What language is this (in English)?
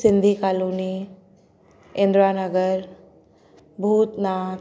Sindhi